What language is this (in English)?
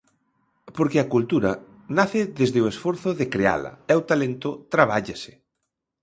Galician